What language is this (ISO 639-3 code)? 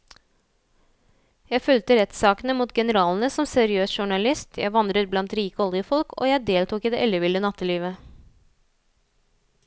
nor